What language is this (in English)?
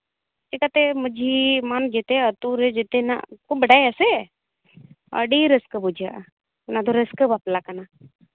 Santali